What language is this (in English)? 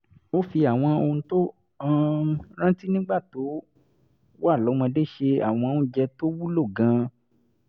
Yoruba